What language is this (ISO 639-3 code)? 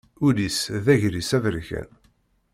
kab